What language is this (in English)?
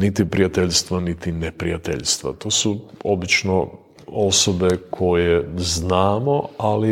Croatian